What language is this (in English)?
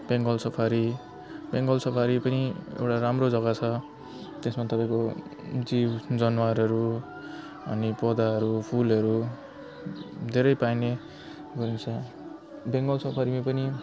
Nepali